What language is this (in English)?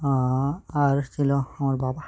Bangla